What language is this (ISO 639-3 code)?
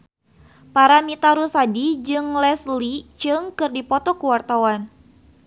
sun